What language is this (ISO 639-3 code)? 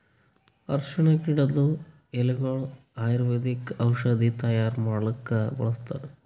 kan